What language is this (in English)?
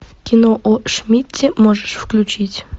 Russian